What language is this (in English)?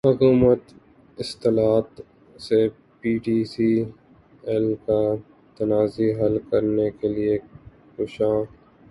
Urdu